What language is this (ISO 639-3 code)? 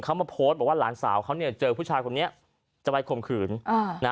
tha